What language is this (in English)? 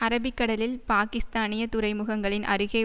Tamil